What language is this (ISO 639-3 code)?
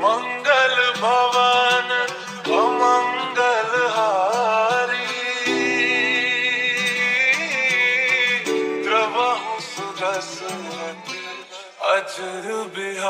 ara